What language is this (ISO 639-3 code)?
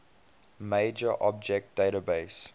eng